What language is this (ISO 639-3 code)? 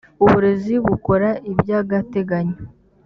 kin